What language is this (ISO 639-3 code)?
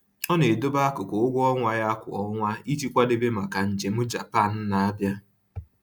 ibo